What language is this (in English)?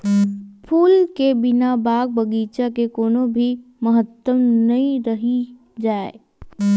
Chhattisgarhi